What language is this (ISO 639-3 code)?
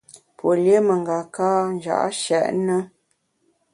bax